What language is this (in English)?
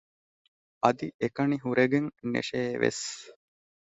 Divehi